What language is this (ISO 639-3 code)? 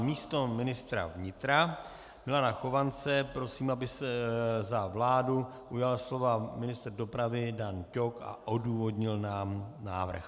ces